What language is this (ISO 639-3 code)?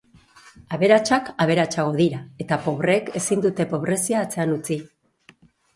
eus